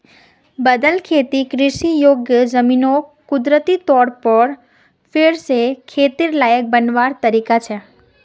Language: Magahi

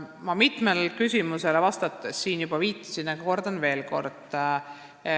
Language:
Estonian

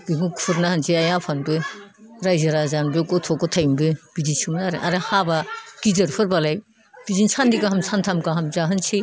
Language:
Bodo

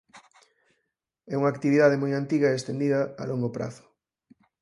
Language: Galician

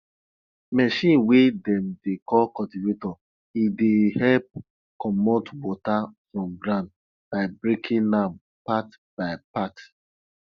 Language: Nigerian Pidgin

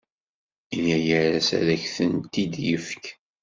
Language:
Kabyle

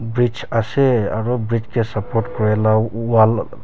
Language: Naga Pidgin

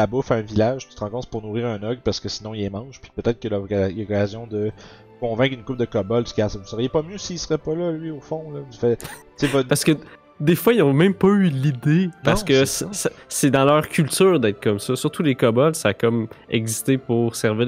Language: French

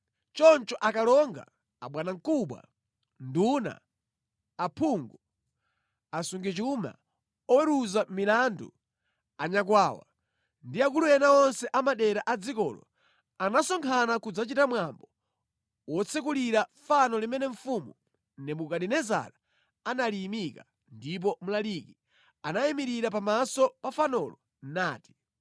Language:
Nyanja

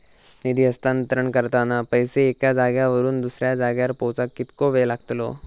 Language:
Marathi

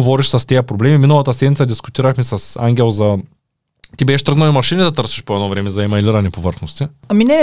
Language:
Bulgarian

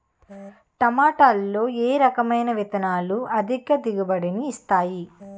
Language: Telugu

